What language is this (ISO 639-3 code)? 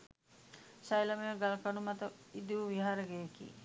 sin